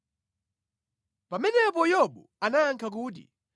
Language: Nyanja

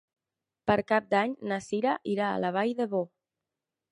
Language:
Catalan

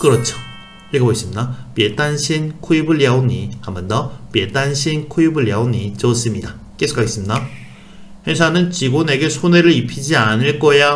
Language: Korean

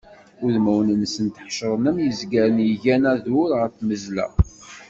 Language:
Kabyle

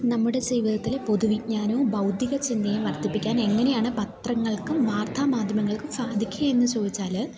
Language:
Malayalam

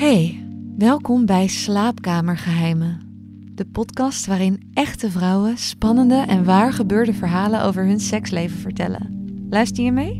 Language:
Dutch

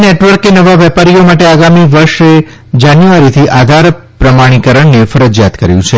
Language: Gujarati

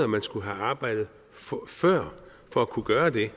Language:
Danish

